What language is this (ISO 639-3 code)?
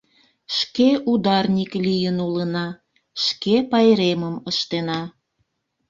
chm